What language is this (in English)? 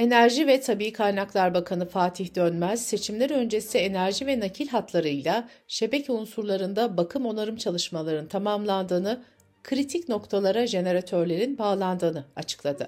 Turkish